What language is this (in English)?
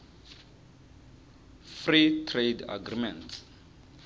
Tsonga